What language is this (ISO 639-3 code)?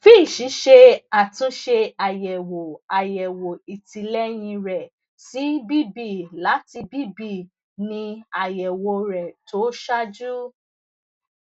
yor